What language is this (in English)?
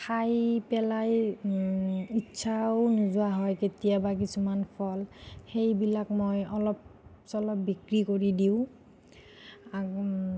Assamese